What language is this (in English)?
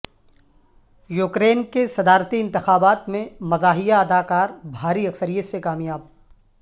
Urdu